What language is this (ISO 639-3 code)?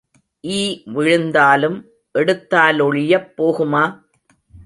tam